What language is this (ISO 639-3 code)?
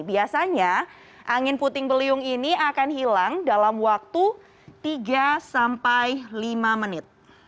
ind